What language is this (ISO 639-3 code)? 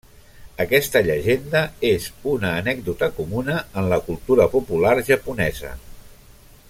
cat